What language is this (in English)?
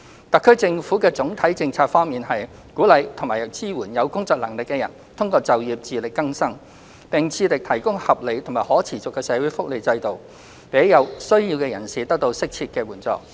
Cantonese